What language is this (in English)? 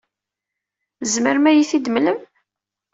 Kabyle